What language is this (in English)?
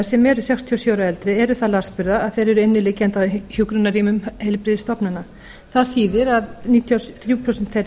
Icelandic